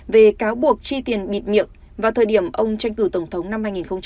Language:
Vietnamese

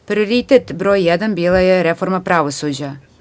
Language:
Serbian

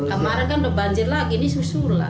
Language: Indonesian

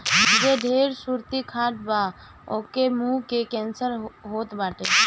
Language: Bhojpuri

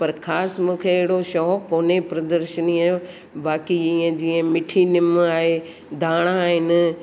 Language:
Sindhi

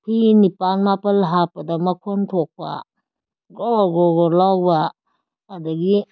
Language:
Manipuri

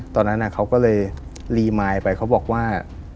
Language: Thai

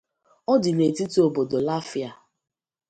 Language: Igbo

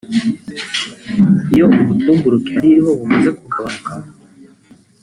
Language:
Kinyarwanda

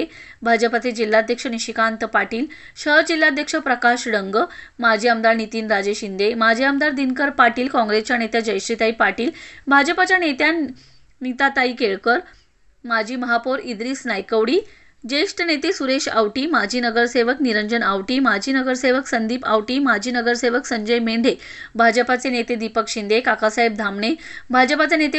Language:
Marathi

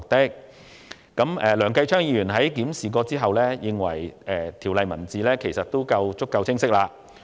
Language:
Cantonese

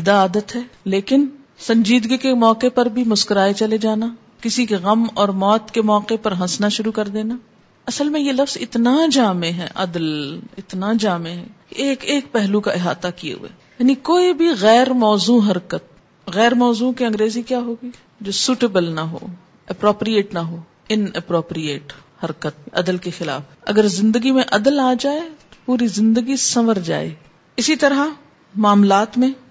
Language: Urdu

